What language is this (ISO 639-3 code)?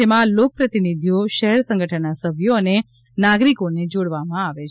guj